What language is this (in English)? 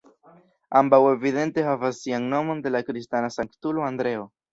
Esperanto